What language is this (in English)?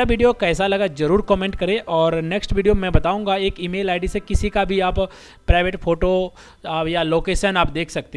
Hindi